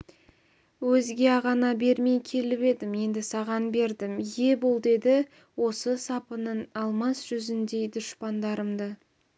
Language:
Kazakh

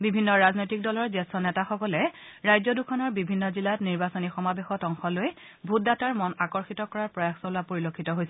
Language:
Assamese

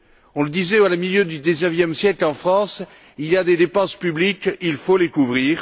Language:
French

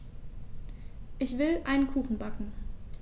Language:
German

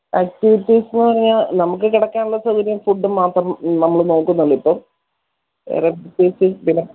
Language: Malayalam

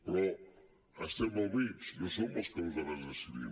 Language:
Catalan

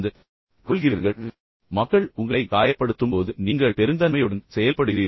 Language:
Tamil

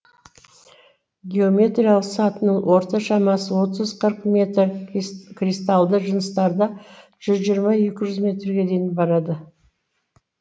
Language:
Kazakh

